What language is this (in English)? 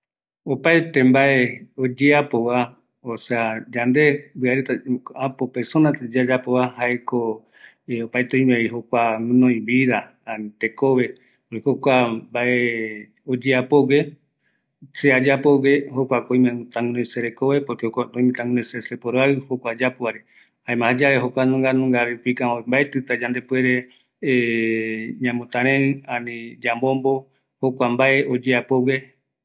Eastern Bolivian Guaraní